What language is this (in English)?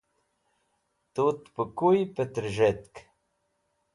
Wakhi